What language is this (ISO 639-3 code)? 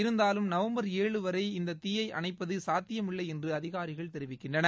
tam